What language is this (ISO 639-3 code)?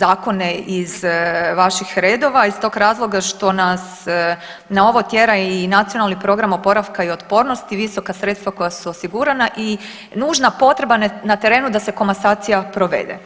hrv